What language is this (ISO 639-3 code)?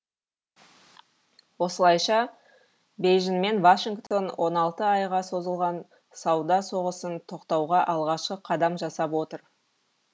kaz